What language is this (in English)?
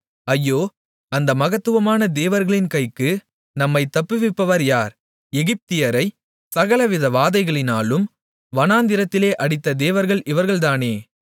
Tamil